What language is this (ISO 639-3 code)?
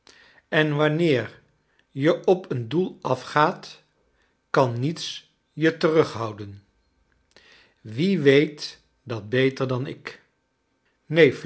nld